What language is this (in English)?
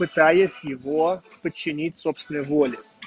Russian